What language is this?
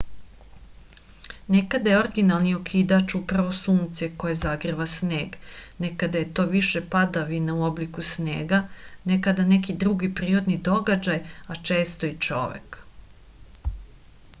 Serbian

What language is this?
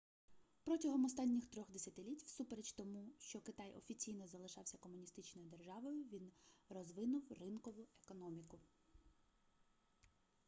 Ukrainian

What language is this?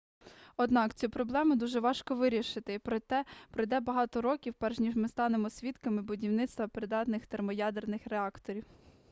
Ukrainian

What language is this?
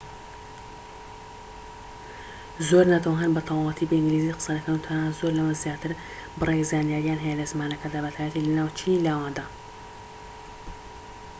Central Kurdish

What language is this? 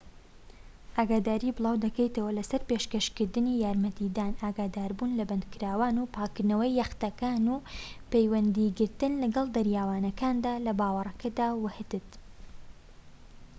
Central Kurdish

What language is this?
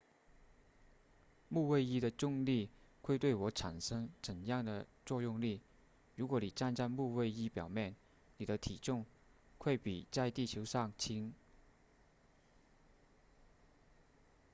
Chinese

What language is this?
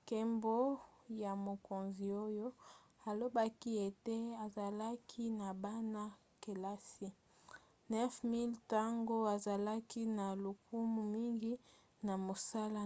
Lingala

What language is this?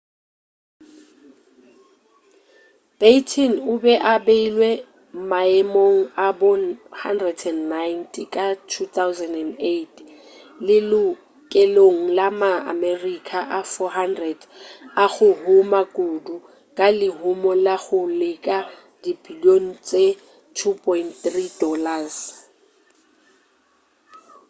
Northern Sotho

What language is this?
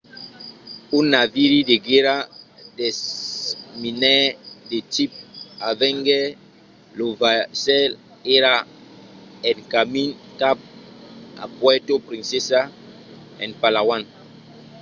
Occitan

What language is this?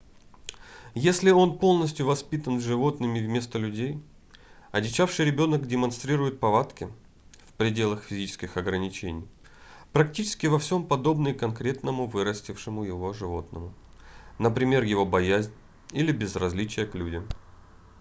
Russian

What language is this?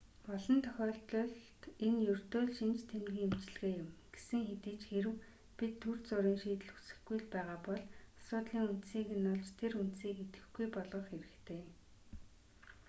Mongolian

